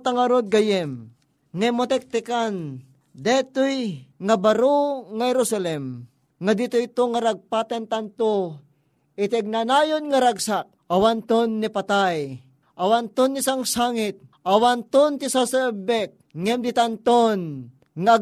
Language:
Filipino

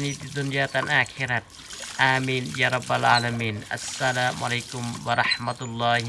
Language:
Indonesian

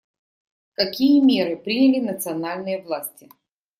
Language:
Russian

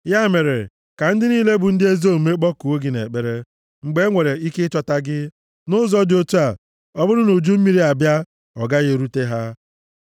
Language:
Igbo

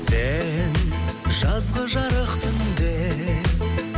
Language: Kazakh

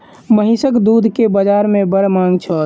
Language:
Maithili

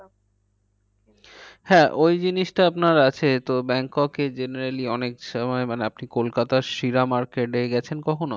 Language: Bangla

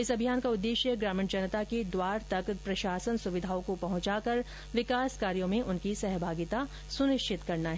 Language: Hindi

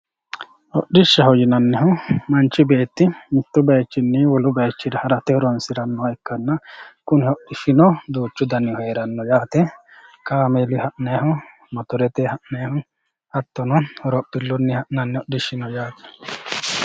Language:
Sidamo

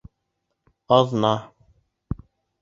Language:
Bashkir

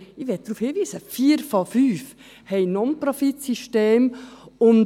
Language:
Swiss German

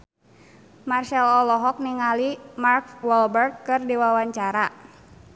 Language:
Sundanese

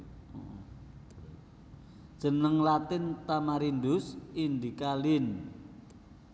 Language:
Javanese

